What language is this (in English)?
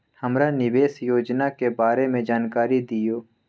Magahi